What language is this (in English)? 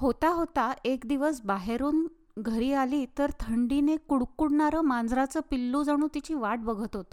Marathi